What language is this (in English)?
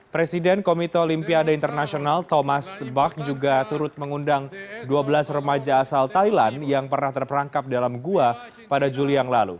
Indonesian